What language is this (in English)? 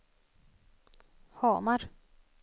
Swedish